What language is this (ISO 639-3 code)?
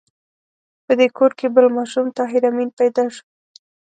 pus